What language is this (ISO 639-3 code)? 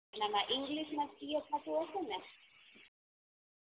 guj